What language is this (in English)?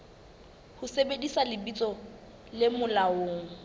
Southern Sotho